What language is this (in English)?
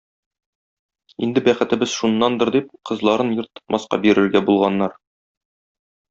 Tatar